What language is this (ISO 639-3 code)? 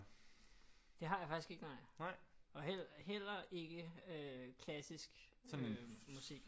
dan